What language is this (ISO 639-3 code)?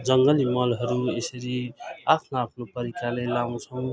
nep